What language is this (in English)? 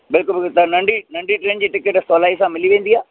Sindhi